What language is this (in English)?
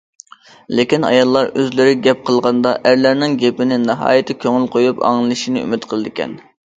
Uyghur